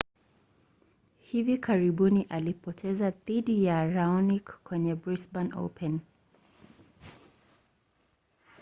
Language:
Swahili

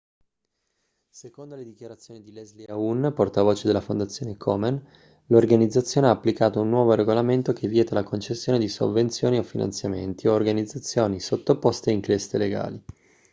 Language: Italian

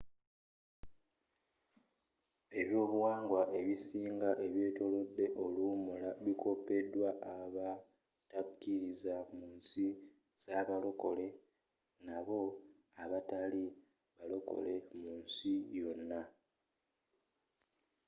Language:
Ganda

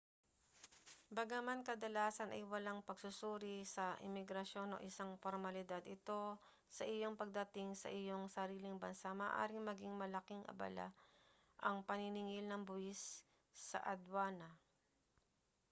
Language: Filipino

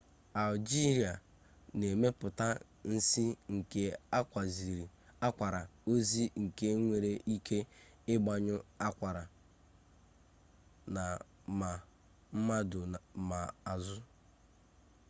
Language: Igbo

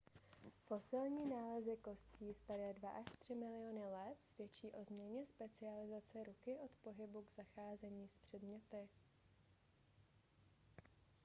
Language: Czech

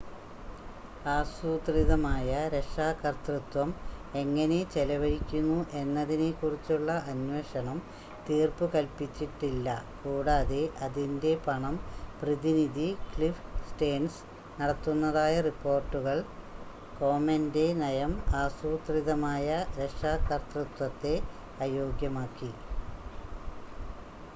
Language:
Malayalam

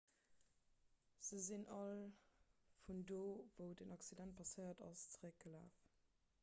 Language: Luxembourgish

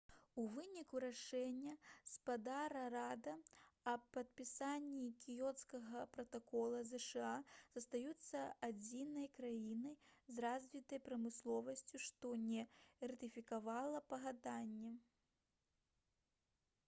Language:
Belarusian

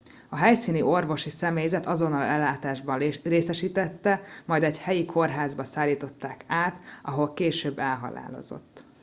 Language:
Hungarian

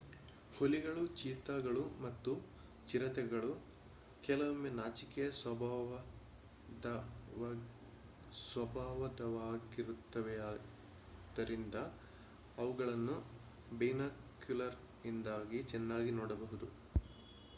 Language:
Kannada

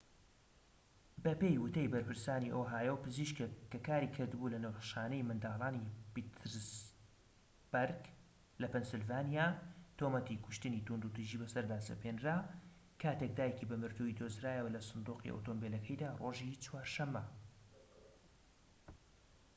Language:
Central Kurdish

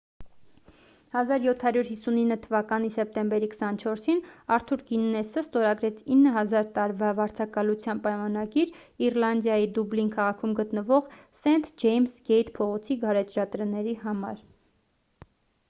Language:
Armenian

